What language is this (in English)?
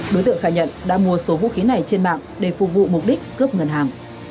Vietnamese